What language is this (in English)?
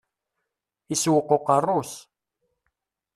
Kabyle